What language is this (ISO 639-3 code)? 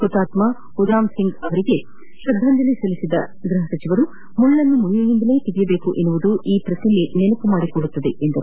kan